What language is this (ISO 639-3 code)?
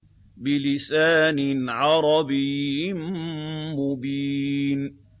ara